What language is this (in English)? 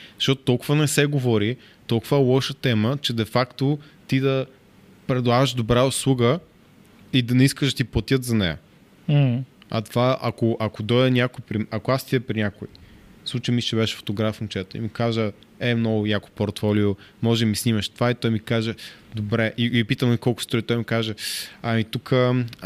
Bulgarian